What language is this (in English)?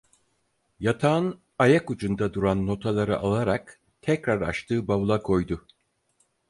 Turkish